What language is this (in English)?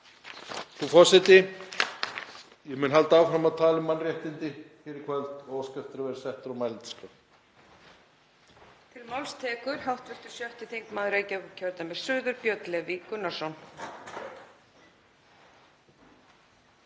Icelandic